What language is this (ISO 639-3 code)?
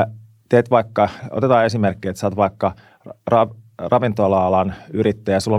fin